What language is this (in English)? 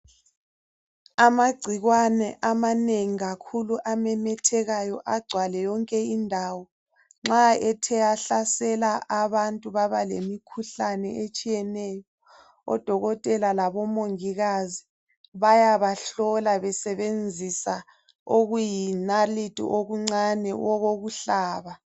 North Ndebele